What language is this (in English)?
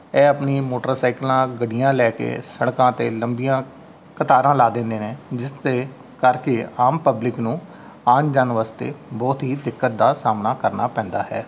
Punjabi